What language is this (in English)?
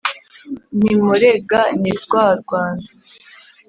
Kinyarwanda